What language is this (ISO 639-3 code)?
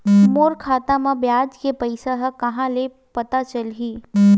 hne